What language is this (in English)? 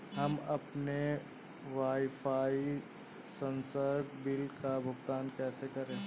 Hindi